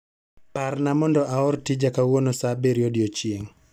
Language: Luo (Kenya and Tanzania)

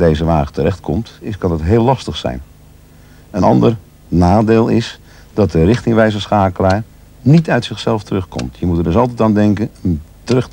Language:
Dutch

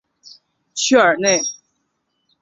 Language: Chinese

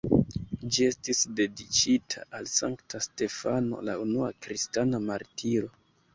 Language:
Esperanto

